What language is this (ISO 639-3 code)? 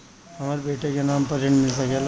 bho